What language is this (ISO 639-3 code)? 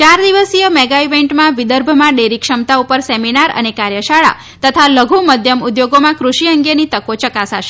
guj